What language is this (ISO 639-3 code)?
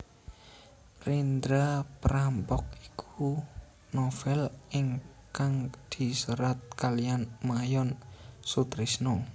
jav